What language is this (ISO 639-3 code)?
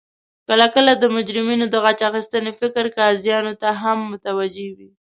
pus